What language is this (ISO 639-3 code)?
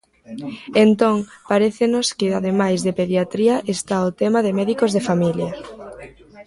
glg